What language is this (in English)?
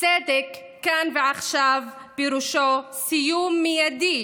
Hebrew